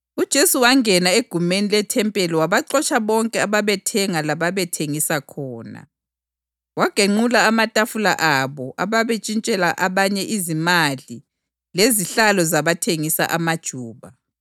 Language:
North Ndebele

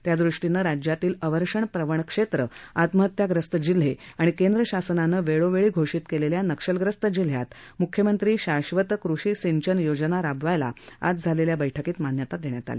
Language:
Marathi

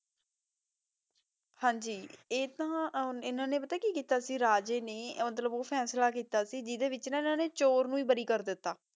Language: Punjabi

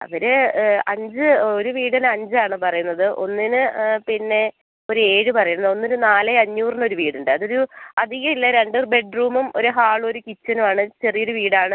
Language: Malayalam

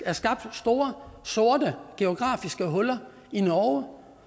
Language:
Danish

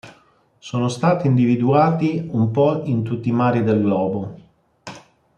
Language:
Italian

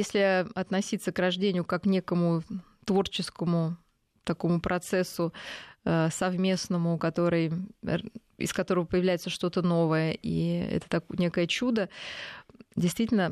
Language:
Russian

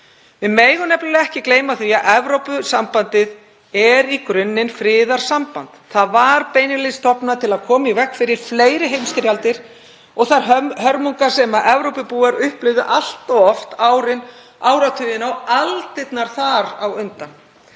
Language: Icelandic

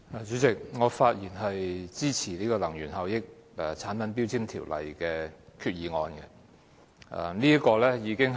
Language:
Cantonese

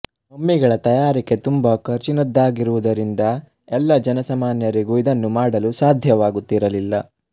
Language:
Kannada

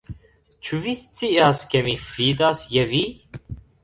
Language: Esperanto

